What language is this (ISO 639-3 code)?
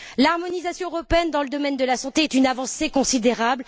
fra